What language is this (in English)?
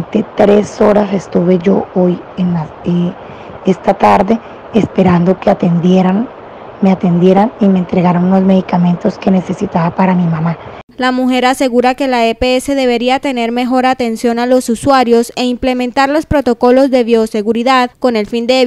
Spanish